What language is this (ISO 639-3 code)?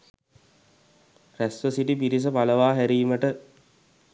sin